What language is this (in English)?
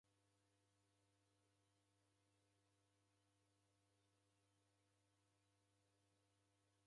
Taita